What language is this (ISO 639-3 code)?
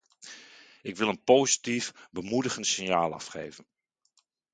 nld